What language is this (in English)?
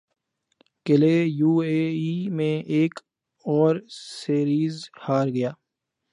Urdu